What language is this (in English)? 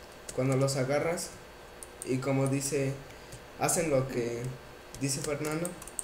Spanish